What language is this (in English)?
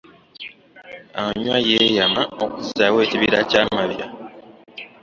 Ganda